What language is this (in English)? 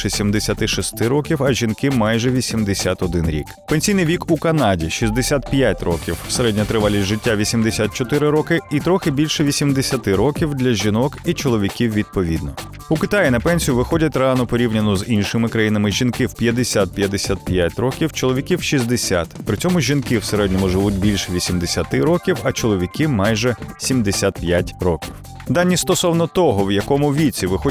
Ukrainian